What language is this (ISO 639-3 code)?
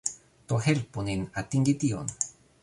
epo